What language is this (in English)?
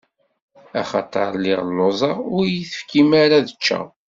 Kabyle